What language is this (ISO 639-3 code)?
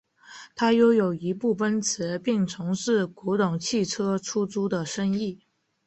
zho